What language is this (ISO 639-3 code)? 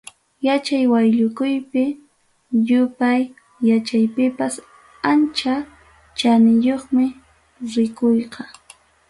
quy